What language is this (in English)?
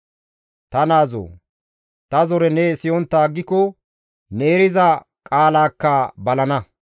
Gamo